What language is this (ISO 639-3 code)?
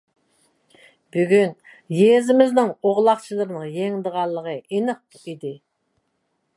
uig